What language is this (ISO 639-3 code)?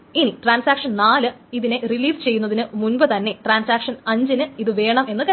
mal